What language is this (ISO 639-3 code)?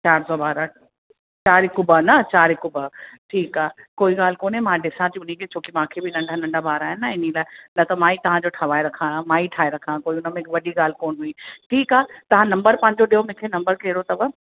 snd